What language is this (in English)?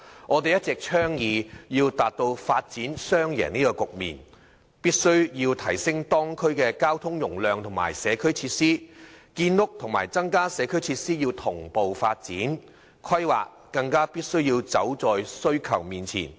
Cantonese